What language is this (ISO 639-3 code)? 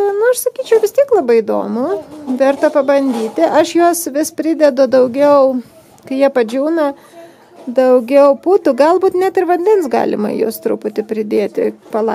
lit